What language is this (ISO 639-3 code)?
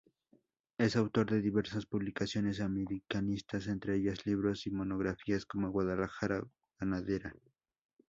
spa